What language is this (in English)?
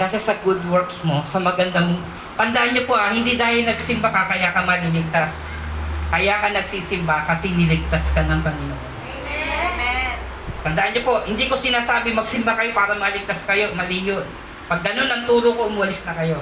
Filipino